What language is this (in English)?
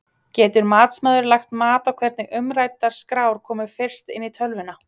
Icelandic